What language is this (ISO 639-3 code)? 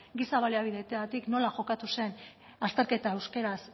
eus